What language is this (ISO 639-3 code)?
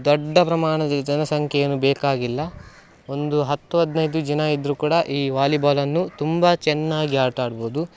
kan